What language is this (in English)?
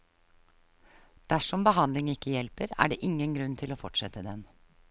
Norwegian